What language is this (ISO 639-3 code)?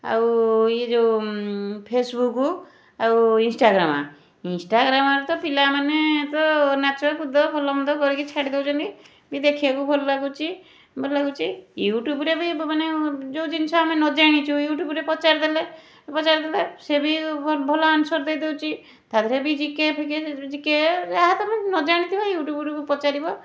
ori